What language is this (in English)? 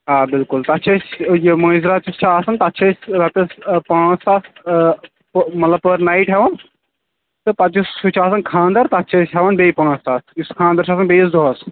Kashmiri